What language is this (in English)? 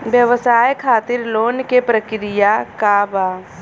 Bhojpuri